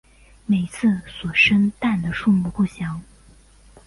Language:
Chinese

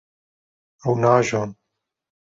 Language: Kurdish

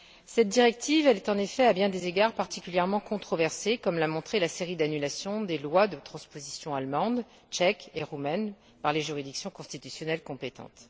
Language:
French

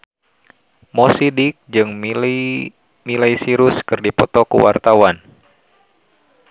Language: Sundanese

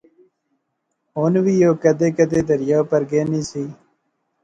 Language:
Pahari-Potwari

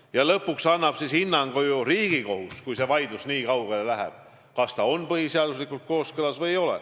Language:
Estonian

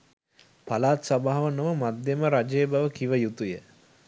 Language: Sinhala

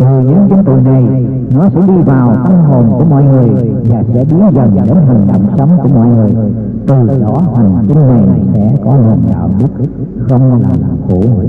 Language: Vietnamese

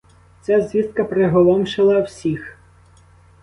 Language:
Ukrainian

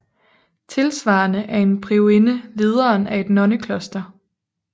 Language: Danish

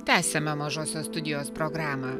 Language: Lithuanian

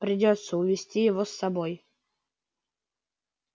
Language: Russian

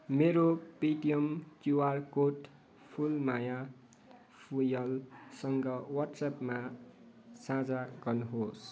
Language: Nepali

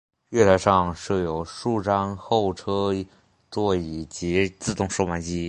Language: Chinese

